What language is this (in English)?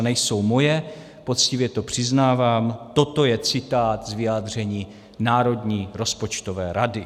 Czech